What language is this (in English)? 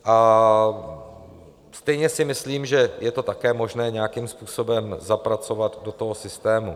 Czech